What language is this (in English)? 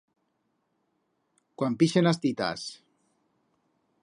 Aragonese